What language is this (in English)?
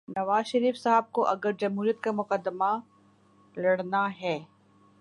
Urdu